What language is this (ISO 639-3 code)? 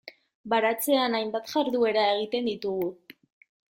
eus